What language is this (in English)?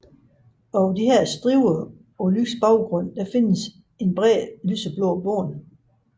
Danish